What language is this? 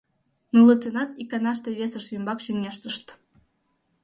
Mari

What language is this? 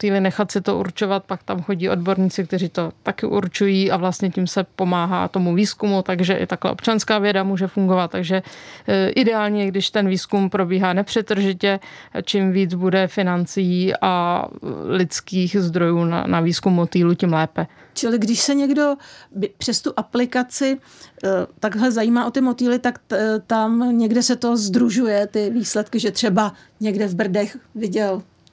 Czech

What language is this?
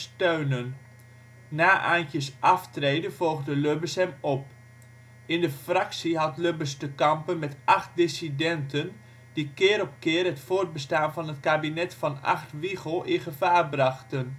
Dutch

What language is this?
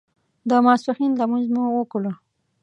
Pashto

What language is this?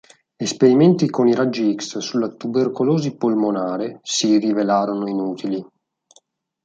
Italian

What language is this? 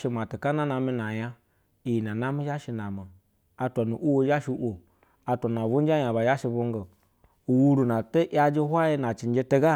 Basa (Nigeria)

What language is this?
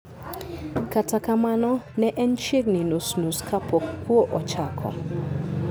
Luo (Kenya and Tanzania)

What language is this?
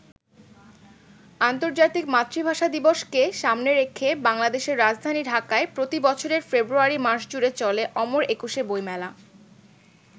Bangla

